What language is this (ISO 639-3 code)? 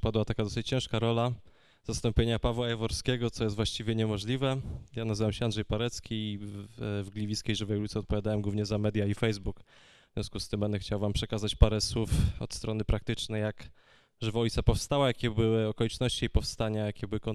pol